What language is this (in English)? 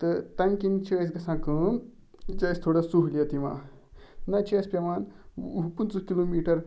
Kashmiri